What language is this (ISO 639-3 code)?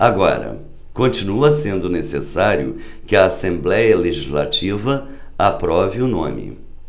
por